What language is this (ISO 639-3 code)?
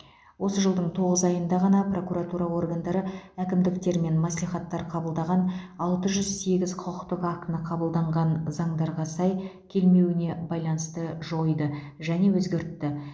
kaz